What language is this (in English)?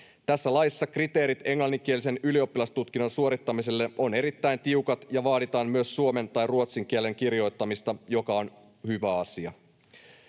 Finnish